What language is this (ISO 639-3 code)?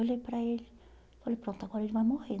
por